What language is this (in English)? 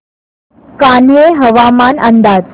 Marathi